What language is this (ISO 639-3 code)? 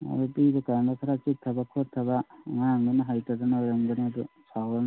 mni